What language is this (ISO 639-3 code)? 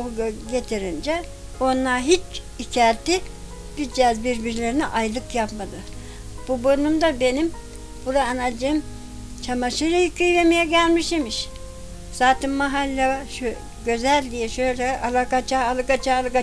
tur